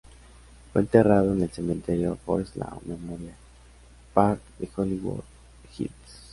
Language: Spanish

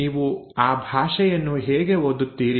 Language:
Kannada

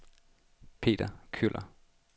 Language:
Danish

